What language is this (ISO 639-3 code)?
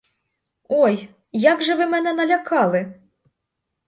ukr